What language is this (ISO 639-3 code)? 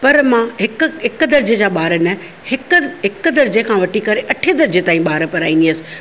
snd